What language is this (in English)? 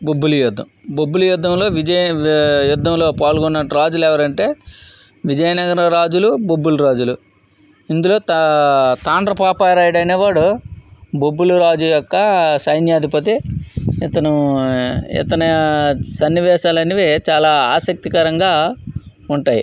Telugu